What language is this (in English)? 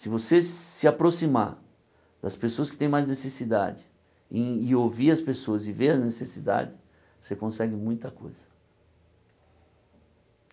Portuguese